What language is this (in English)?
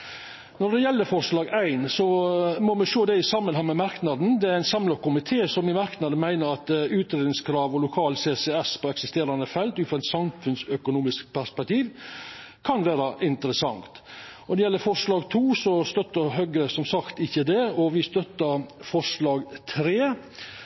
Norwegian Nynorsk